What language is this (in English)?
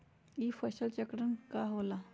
Magahi